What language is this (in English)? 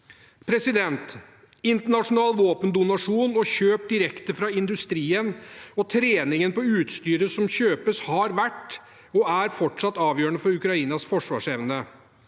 Norwegian